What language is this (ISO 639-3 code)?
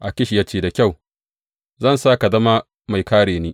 hau